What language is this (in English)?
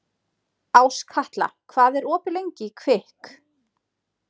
Icelandic